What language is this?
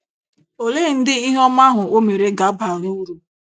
Igbo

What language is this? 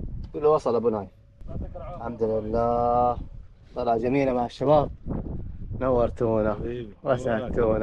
Arabic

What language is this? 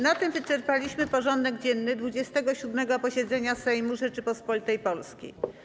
Polish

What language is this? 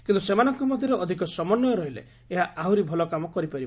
Odia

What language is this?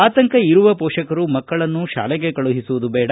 Kannada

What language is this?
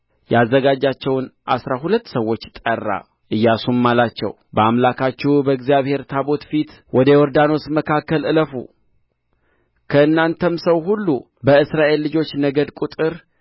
Amharic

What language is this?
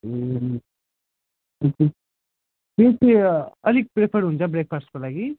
Nepali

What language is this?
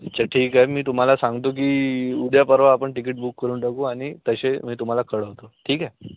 Marathi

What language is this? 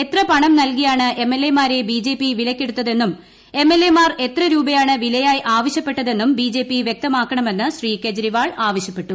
Malayalam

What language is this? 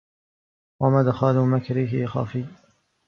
Arabic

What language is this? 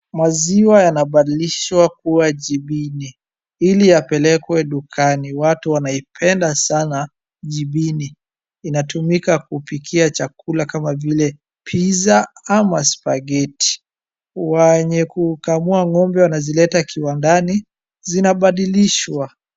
Swahili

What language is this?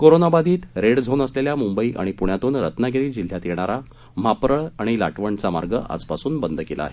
Marathi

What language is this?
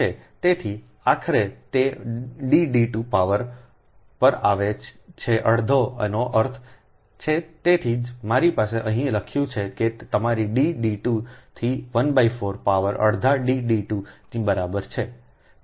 Gujarati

